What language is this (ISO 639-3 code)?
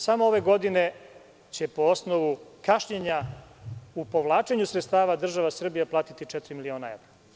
srp